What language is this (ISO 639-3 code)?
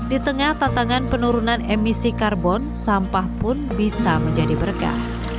ind